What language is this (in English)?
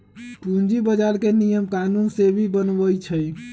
Magahi